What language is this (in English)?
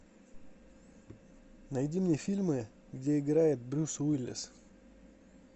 Russian